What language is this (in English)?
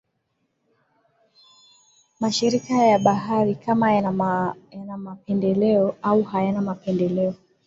Swahili